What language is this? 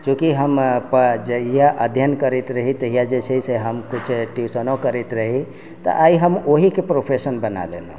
Maithili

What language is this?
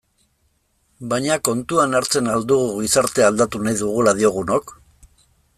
Basque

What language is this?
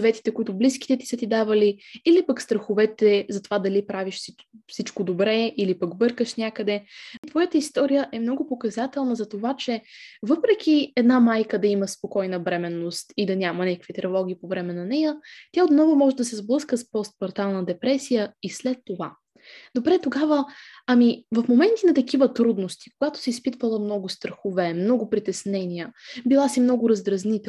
Bulgarian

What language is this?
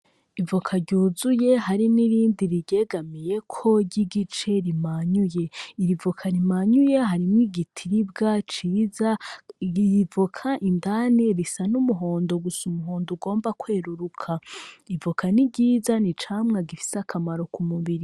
Rundi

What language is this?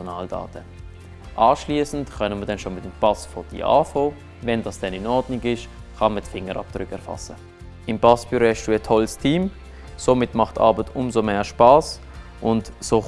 German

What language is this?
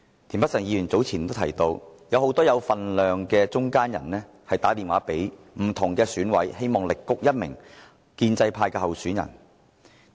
Cantonese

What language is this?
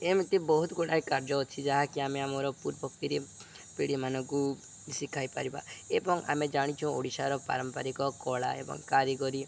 Odia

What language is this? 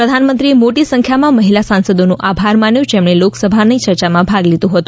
Gujarati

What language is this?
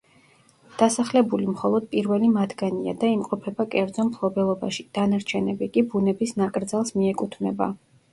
Georgian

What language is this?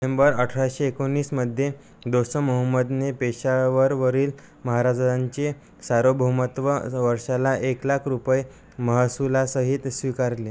Marathi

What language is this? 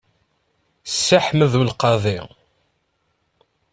Kabyle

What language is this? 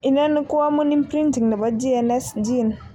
Kalenjin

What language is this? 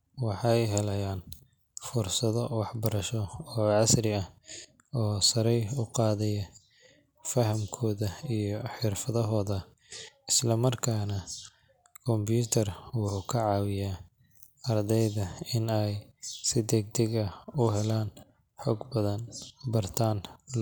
Somali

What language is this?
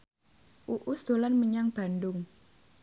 Javanese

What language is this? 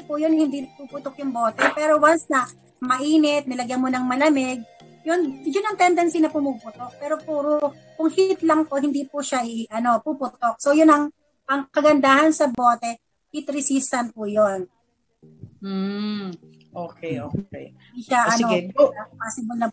Filipino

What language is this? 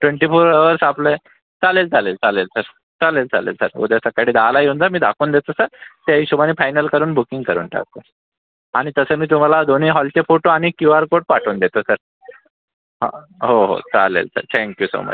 Marathi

